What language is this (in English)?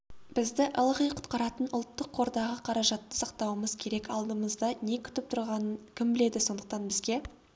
Kazakh